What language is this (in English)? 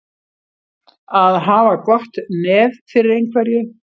Icelandic